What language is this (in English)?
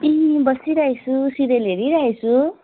Nepali